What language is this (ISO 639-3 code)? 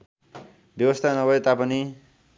nep